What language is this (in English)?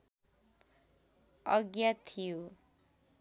Nepali